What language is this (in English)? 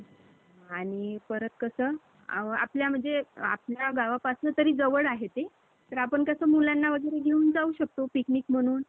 Marathi